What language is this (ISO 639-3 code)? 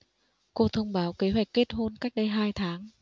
vie